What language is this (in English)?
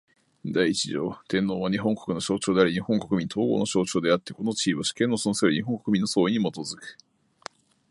Japanese